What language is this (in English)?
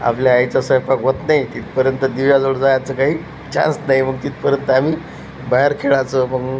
Marathi